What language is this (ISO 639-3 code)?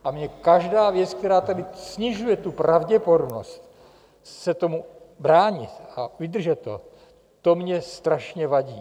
ces